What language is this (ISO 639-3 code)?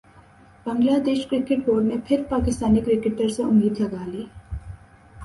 urd